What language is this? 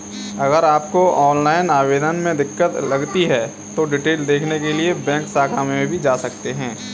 Hindi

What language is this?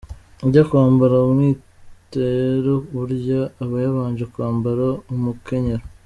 Kinyarwanda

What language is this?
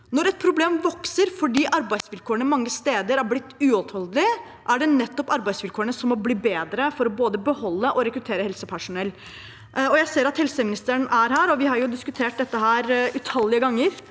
Norwegian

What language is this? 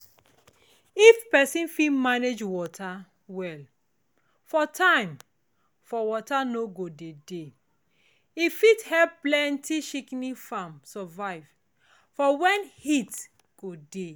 Nigerian Pidgin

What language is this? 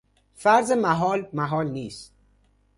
Persian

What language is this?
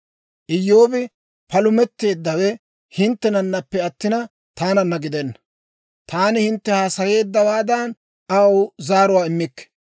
Dawro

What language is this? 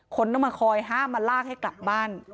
Thai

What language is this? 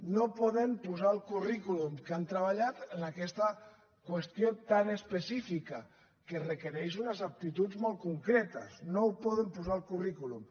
Catalan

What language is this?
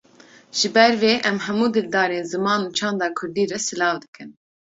Kurdish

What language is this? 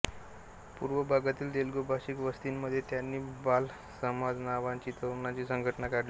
Marathi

